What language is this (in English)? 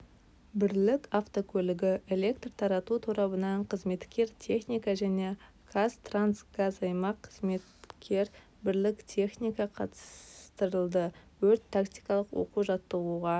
Kazakh